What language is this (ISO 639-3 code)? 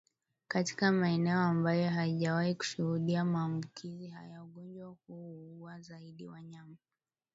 swa